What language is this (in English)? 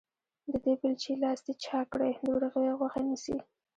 Pashto